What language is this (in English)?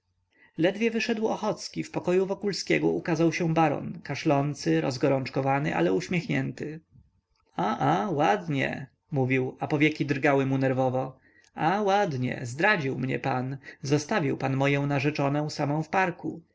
Polish